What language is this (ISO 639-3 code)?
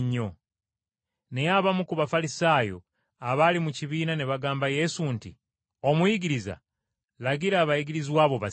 lug